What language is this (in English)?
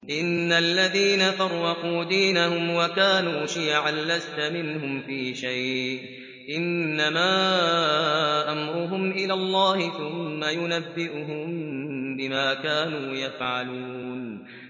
Arabic